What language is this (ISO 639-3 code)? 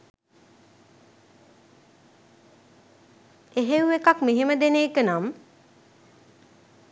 sin